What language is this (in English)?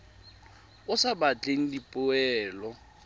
Tswana